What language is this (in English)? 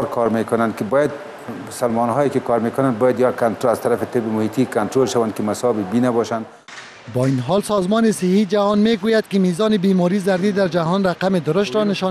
Persian